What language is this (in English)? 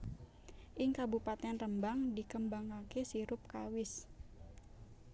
Javanese